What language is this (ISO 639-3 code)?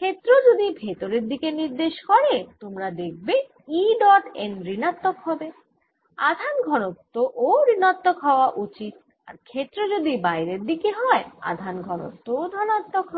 ben